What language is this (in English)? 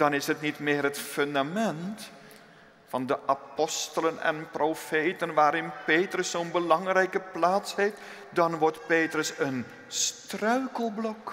Dutch